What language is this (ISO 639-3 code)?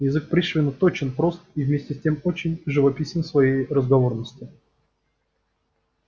rus